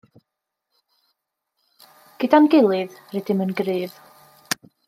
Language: Welsh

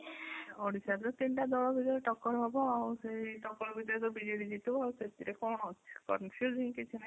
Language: Odia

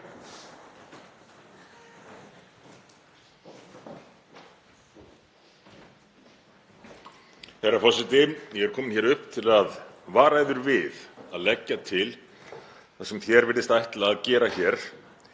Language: Icelandic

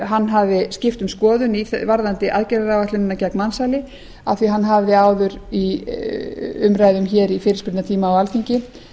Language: Icelandic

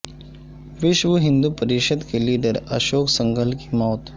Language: Urdu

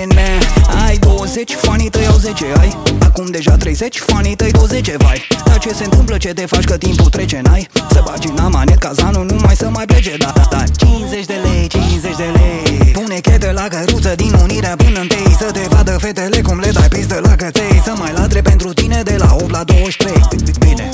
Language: Romanian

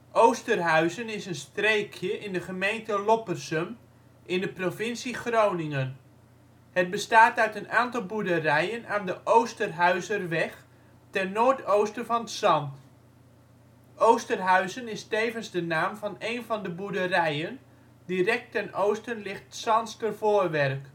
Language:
Dutch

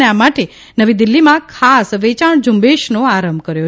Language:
Gujarati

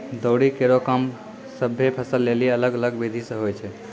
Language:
Maithili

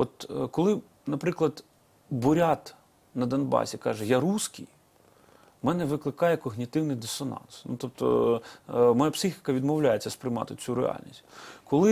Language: Ukrainian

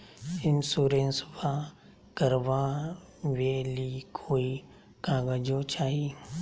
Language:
Magahi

